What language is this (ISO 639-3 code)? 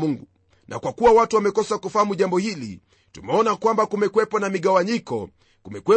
swa